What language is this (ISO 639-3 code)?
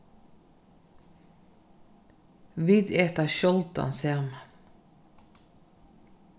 fao